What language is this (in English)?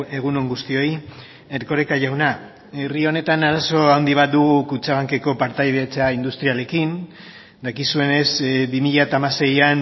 Basque